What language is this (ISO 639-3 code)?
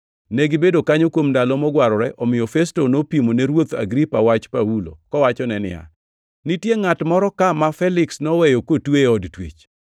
luo